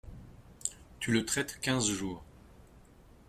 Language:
French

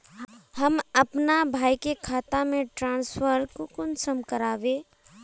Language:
Magahi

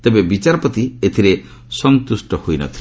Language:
Odia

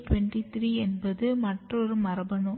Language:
Tamil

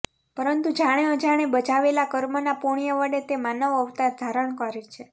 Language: Gujarati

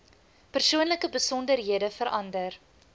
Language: Afrikaans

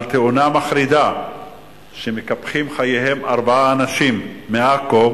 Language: Hebrew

